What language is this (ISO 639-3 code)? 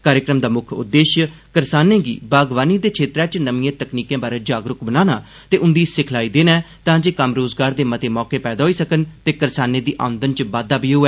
doi